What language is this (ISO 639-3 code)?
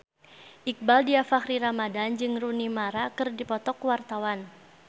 sun